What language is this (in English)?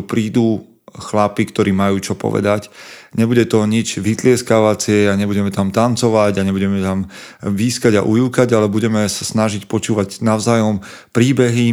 Slovak